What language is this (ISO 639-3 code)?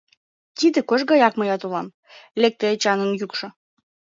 chm